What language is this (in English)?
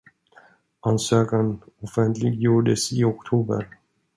Swedish